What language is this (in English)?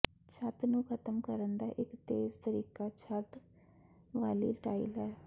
Punjabi